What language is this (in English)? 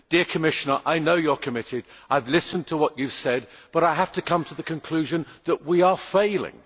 English